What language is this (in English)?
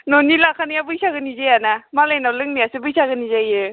Bodo